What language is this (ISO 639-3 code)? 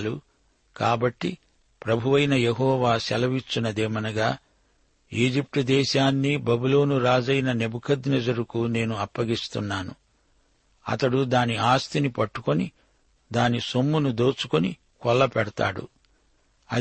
tel